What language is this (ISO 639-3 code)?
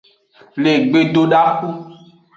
ajg